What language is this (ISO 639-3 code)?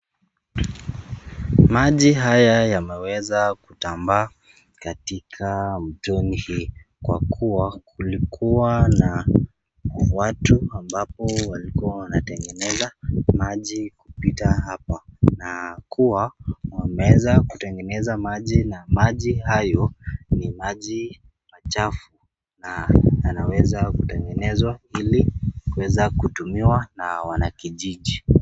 swa